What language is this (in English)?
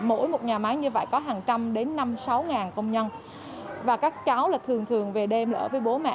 Vietnamese